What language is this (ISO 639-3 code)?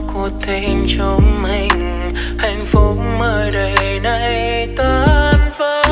vie